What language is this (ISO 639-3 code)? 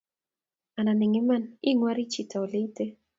kln